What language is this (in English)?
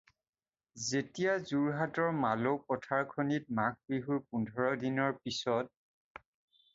Assamese